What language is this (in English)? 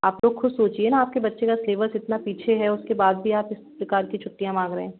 Hindi